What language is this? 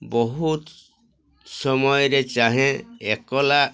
Odia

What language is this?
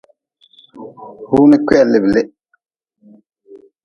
Nawdm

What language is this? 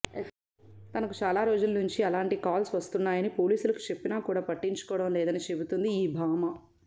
Telugu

